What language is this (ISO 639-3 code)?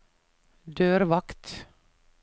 nor